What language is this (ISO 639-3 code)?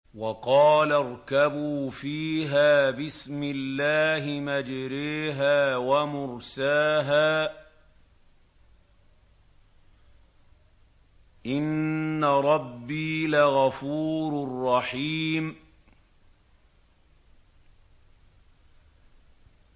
ara